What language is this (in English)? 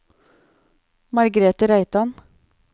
Norwegian